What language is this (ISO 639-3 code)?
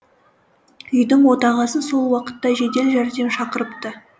kaz